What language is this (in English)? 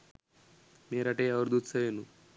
Sinhala